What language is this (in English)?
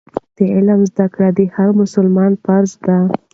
Pashto